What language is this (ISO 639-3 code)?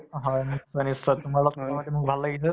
asm